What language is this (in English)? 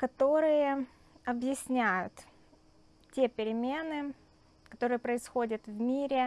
Russian